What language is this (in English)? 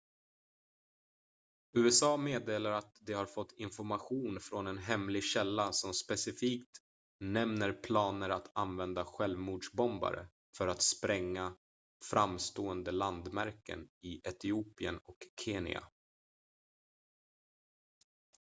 Swedish